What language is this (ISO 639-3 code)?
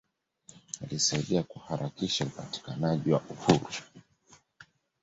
swa